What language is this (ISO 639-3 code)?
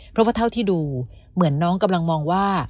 tha